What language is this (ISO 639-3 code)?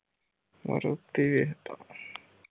pan